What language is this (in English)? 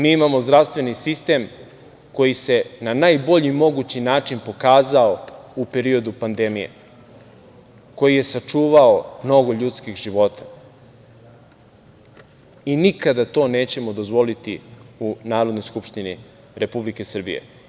Serbian